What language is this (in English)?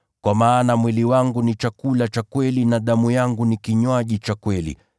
Swahili